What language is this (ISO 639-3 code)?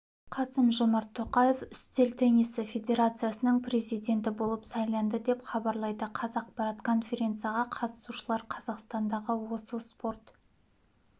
kaz